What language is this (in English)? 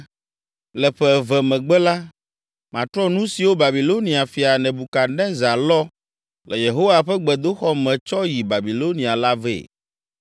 Ewe